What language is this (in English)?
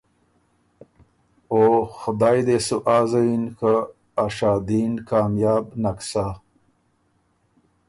Ormuri